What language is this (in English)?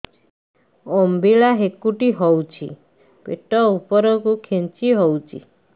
Odia